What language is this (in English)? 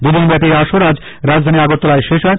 Bangla